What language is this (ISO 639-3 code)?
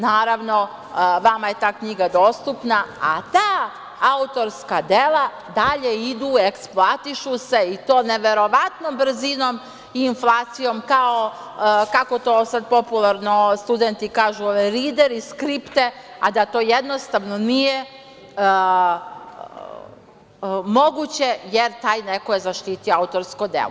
srp